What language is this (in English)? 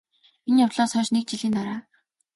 Mongolian